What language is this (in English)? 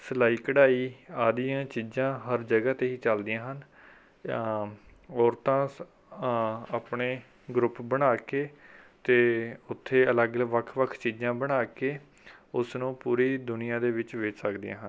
Punjabi